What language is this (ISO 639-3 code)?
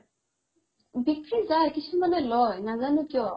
asm